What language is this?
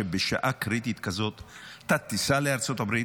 Hebrew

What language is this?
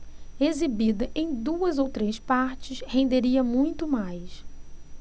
Portuguese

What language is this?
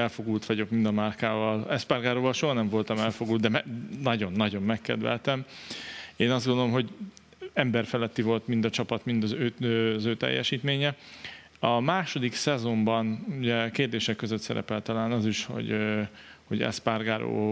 Hungarian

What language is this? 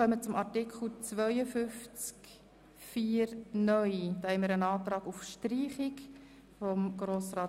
Swiss German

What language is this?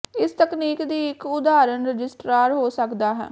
Punjabi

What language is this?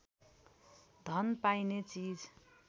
Nepali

